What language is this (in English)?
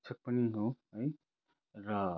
Nepali